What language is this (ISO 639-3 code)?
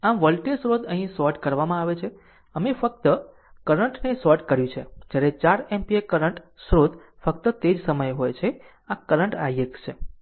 guj